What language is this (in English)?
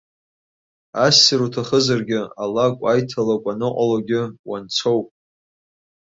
Abkhazian